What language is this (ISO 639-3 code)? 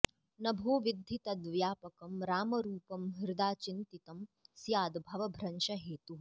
san